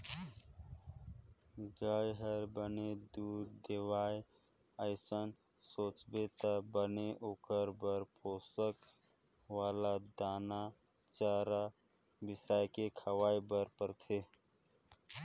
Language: Chhattisgarhi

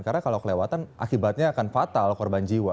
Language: Indonesian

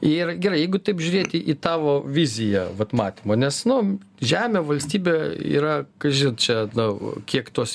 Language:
Lithuanian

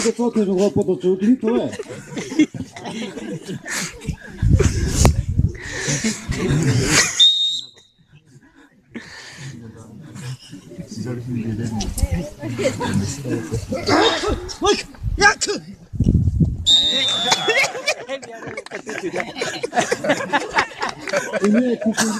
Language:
Korean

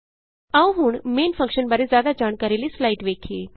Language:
Punjabi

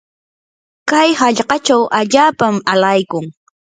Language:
Yanahuanca Pasco Quechua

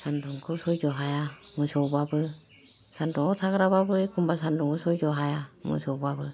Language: Bodo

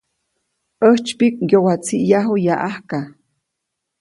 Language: Copainalá Zoque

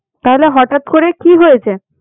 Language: Bangla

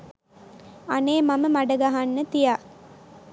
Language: Sinhala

